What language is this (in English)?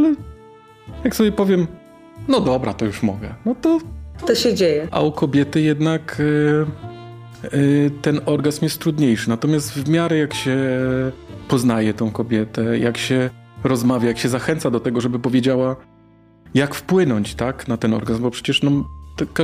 Polish